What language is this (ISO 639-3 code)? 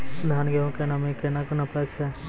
mai